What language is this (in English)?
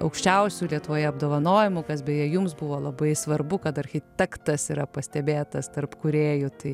Lithuanian